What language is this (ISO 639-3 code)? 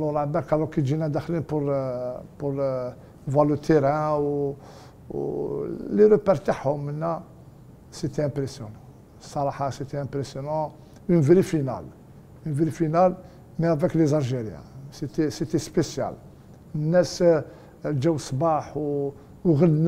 ara